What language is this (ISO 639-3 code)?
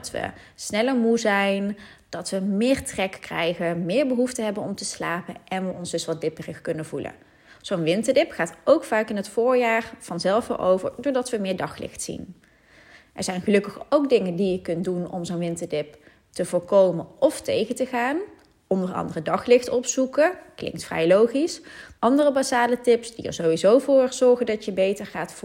nld